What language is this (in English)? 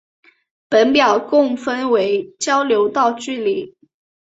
Chinese